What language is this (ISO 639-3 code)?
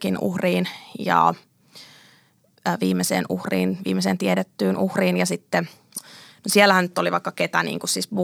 fin